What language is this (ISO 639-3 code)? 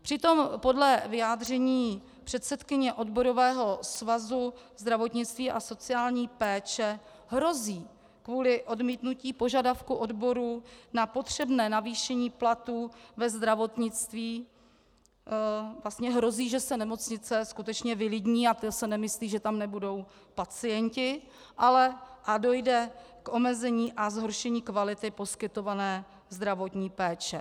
ces